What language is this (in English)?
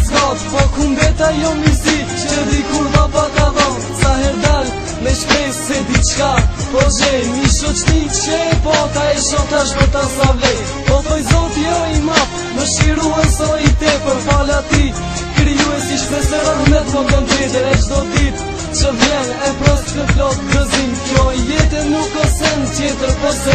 Arabic